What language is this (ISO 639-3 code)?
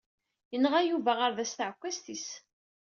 kab